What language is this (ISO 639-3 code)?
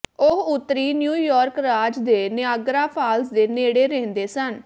pan